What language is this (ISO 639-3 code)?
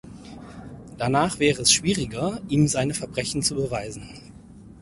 deu